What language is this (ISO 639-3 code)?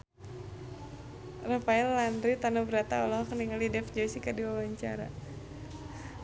sun